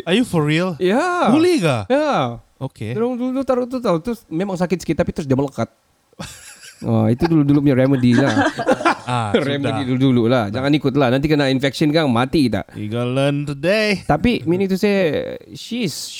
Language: Malay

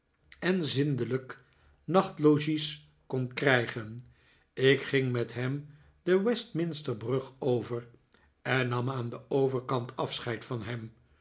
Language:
Dutch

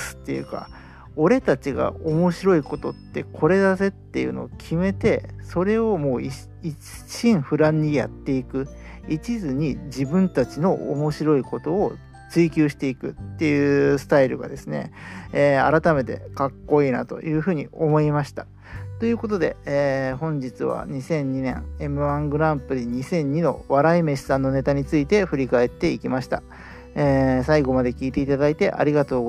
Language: Japanese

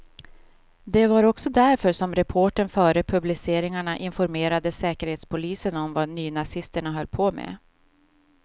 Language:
Swedish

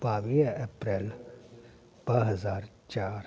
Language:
Sindhi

